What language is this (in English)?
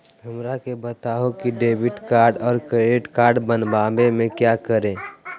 Magahi